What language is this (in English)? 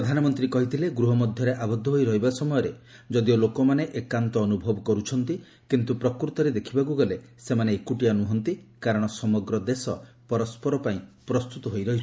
Odia